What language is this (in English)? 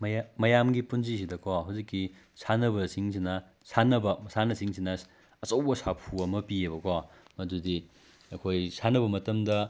Manipuri